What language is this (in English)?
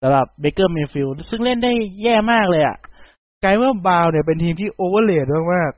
Thai